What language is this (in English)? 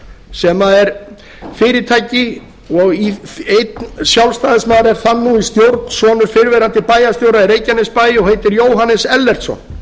Icelandic